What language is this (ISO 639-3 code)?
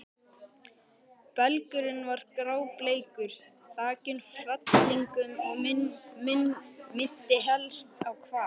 isl